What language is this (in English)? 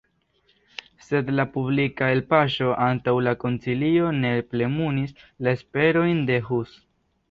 Esperanto